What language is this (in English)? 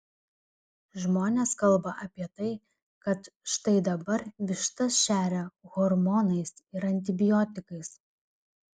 Lithuanian